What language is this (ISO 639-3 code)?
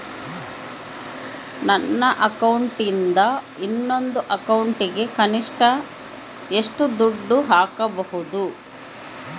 kan